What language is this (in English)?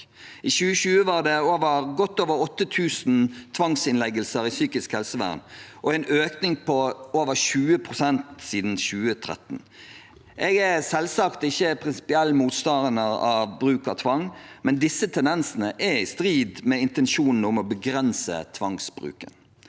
Norwegian